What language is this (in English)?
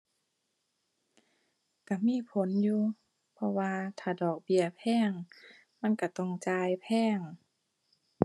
Thai